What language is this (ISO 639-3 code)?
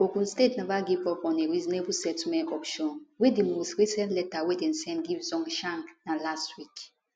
pcm